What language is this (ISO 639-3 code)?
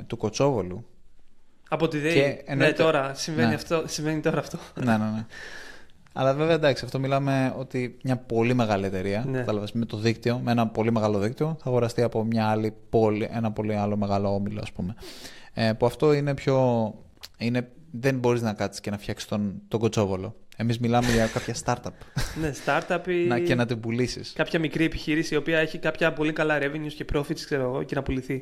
ell